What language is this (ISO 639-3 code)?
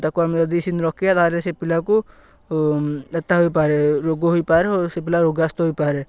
ori